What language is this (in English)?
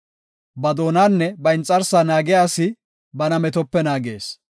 Gofa